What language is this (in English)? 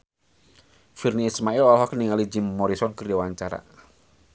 Sundanese